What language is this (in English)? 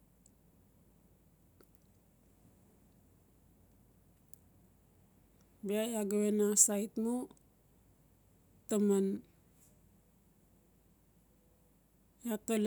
Notsi